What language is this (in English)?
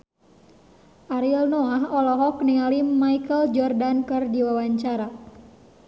Sundanese